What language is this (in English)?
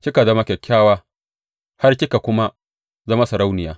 Hausa